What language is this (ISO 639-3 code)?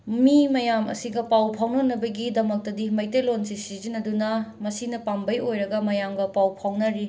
mni